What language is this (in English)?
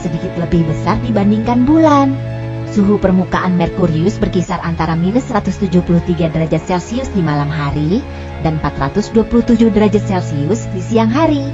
Indonesian